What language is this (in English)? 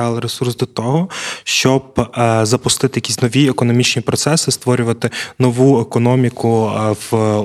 Ukrainian